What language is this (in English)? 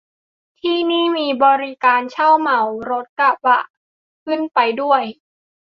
Thai